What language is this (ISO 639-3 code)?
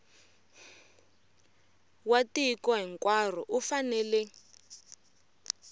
tso